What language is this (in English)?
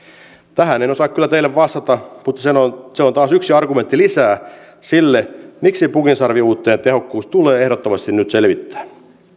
Finnish